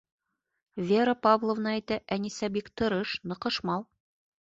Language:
Bashkir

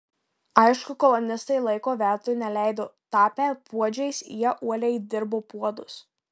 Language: Lithuanian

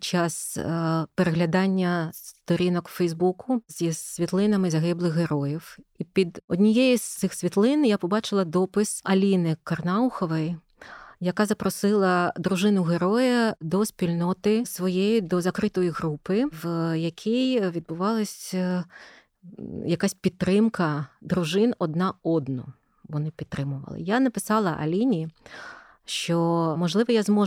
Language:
Ukrainian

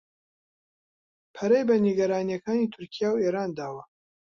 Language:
Central Kurdish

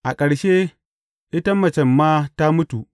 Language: Hausa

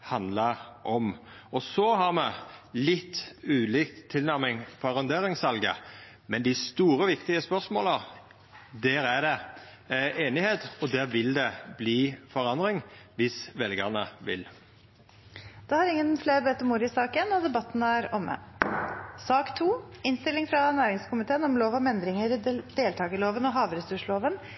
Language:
Norwegian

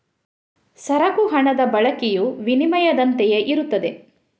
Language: Kannada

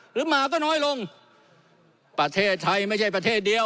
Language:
Thai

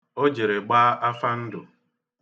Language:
Igbo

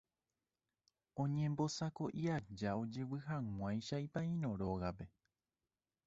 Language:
Guarani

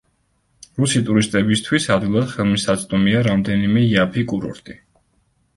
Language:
Georgian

